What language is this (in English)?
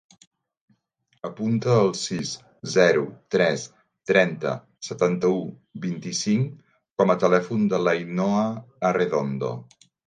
Catalan